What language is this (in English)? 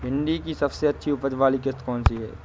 Hindi